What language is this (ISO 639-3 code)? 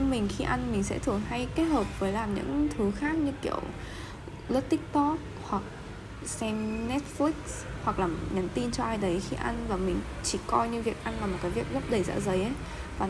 vie